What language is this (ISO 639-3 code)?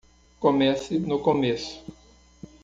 por